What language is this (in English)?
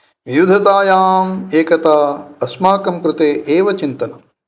Sanskrit